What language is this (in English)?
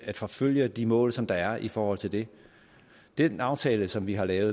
Danish